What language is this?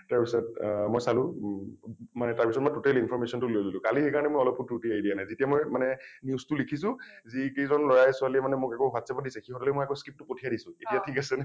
Assamese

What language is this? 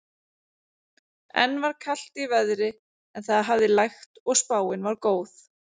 Icelandic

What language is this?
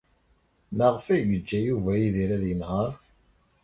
Kabyle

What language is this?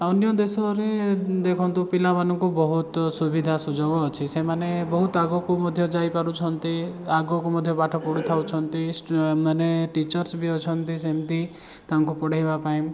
Odia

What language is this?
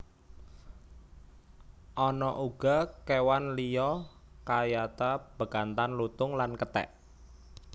Javanese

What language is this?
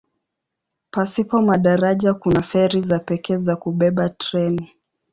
Swahili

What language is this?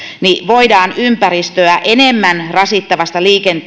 Finnish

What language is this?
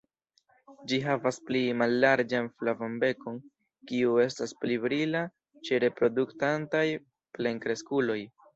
Esperanto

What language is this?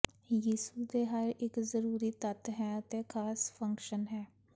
Punjabi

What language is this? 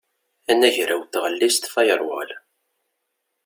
Kabyle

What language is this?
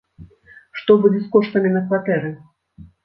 Belarusian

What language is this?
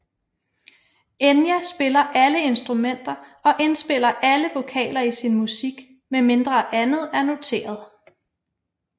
Danish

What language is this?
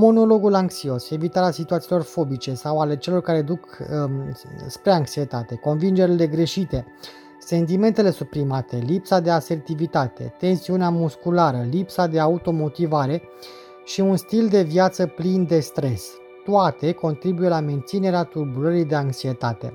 Romanian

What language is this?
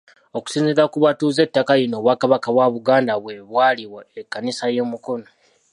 Ganda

